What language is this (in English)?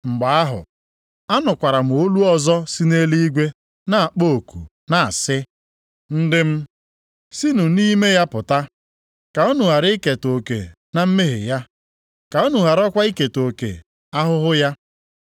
Igbo